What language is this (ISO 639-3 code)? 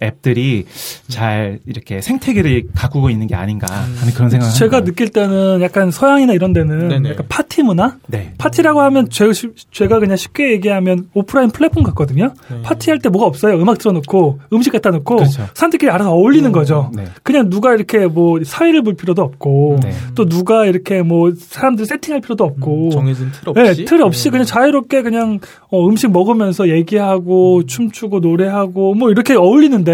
kor